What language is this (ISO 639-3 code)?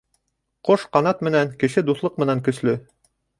bak